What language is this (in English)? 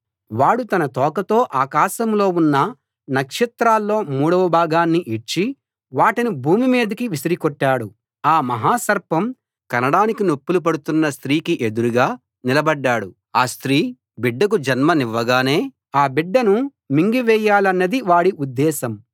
Telugu